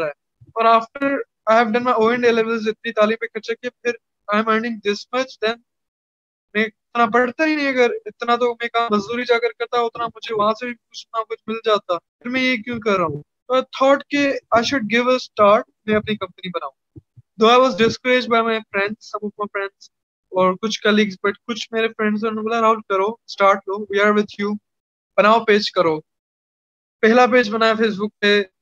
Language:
Urdu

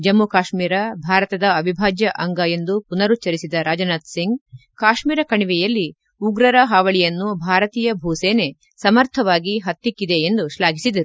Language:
Kannada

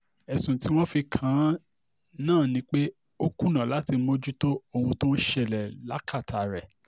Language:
Yoruba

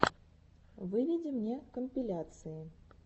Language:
Russian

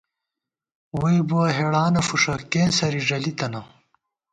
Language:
Gawar-Bati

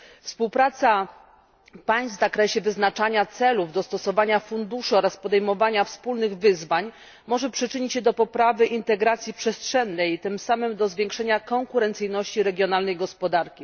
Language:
Polish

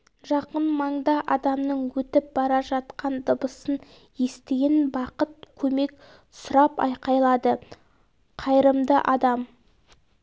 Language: Kazakh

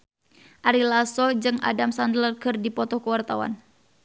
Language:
Sundanese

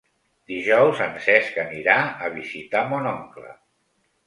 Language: Catalan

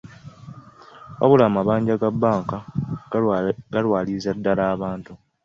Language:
Ganda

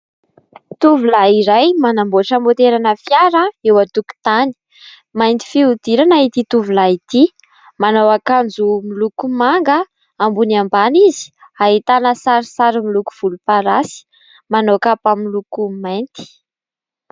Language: Malagasy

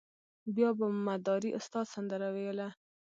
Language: Pashto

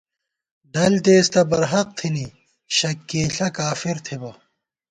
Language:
Gawar-Bati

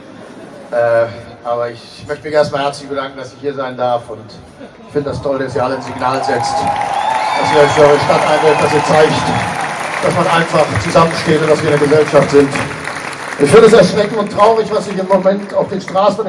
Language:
German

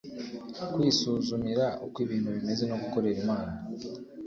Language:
Kinyarwanda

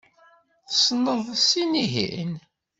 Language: Kabyle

